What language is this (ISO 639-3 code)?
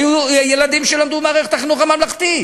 heb